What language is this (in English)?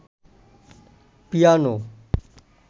Bangla